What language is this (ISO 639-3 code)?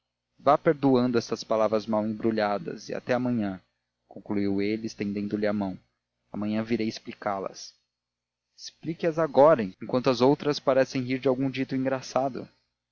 por